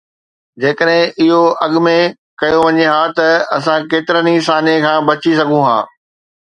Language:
Sindhi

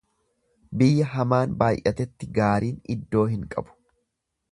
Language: Oromo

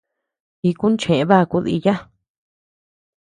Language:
Tepeuxila Cuicatec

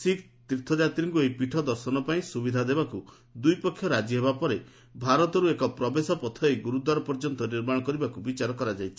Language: Odia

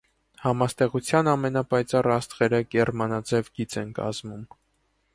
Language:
Armenian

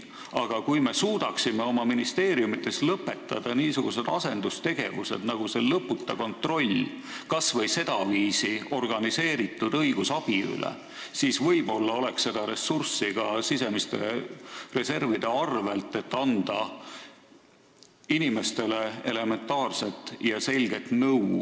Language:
Estonian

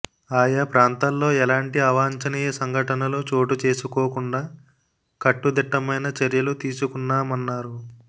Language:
Telugu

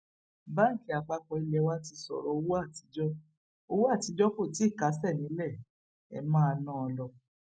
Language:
Yoruba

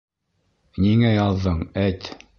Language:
Bashkir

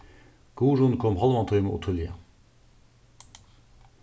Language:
Faroese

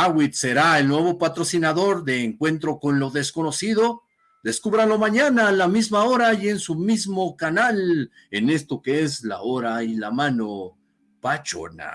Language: Spanish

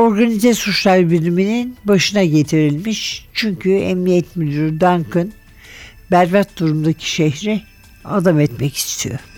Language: Turkish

